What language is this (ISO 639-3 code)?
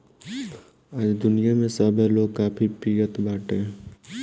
bho